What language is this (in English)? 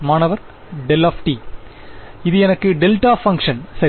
Tamil